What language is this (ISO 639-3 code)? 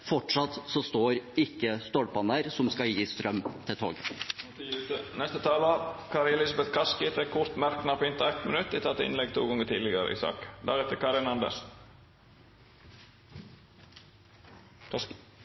nor